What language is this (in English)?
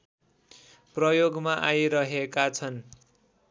Nepali